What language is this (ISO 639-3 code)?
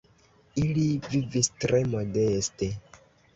epo